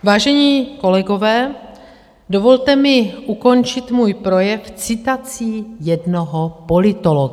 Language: Czech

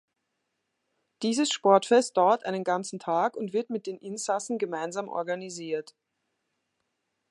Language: German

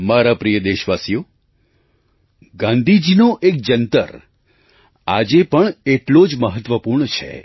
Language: Gujarati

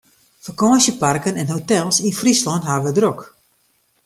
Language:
Western Frisian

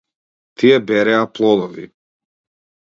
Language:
Macedonian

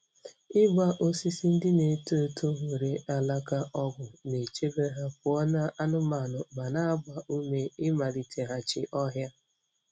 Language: Igbo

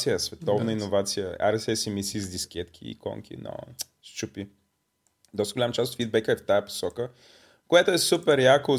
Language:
Bulgarian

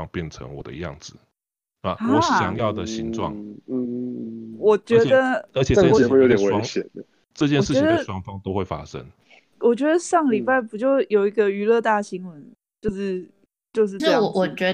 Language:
Chinese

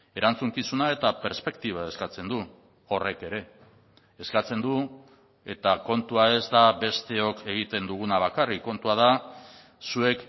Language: Basque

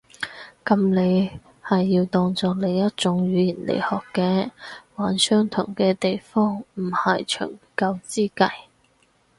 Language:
Cantonese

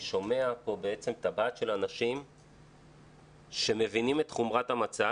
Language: Hebrew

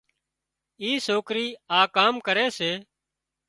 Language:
Wadiyara Koli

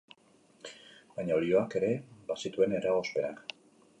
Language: Basque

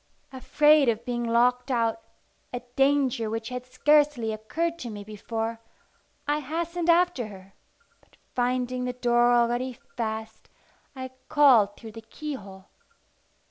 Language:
English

